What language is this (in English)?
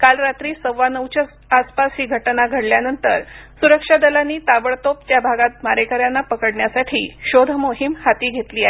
Marathi